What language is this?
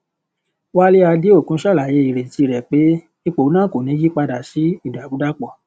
Yoruba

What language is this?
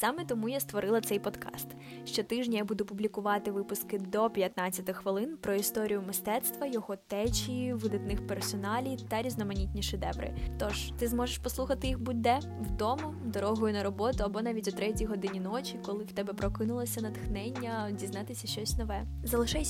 Ukrainian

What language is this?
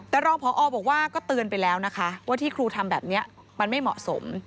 Thai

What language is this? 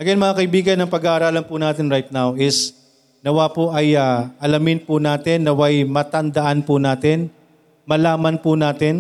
Filipino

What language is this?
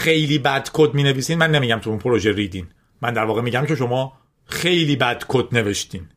Persian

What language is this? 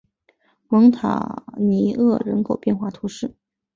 Chinese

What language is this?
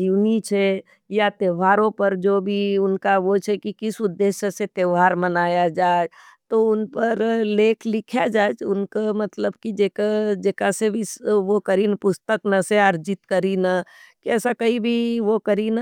Nimadi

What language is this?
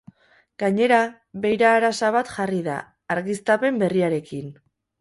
Basque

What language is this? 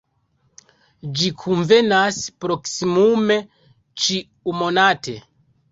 Esperanto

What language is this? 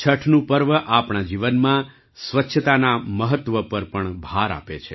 Gujarati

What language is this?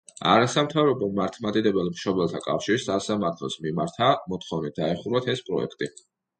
Georgian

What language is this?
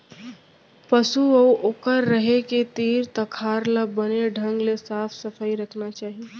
Chhattisgarhi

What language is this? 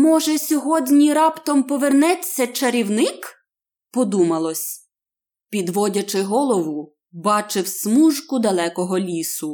Ukrainian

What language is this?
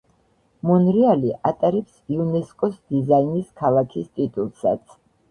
Georgian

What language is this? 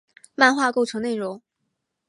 Chinese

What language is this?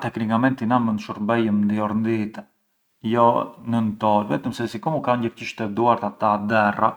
Arbëreshë Albanian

